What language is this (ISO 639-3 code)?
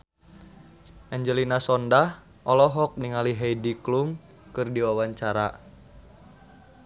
sun